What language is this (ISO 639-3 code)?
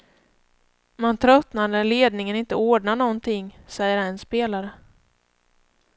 swe